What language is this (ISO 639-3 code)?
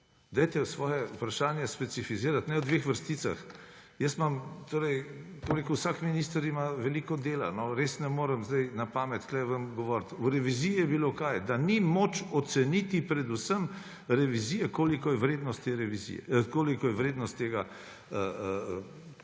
slv